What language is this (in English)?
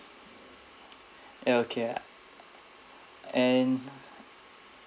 English